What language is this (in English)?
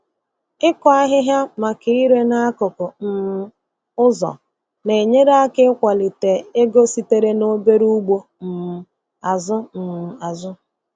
Igbo